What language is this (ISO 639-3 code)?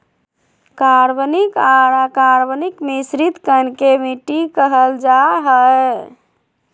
mag